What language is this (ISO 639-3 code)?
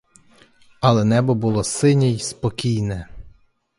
ukr